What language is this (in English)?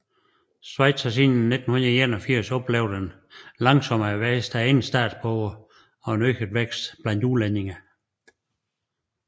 Danish